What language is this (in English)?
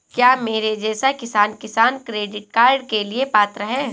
Hindi